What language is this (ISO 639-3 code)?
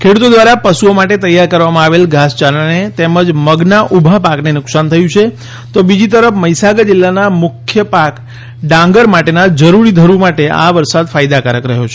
guj